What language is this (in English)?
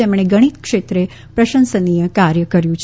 Gujarati